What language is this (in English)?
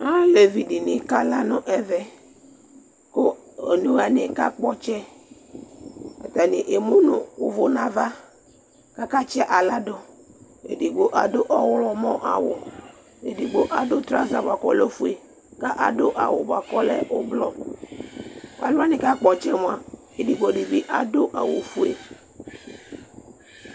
Ikposo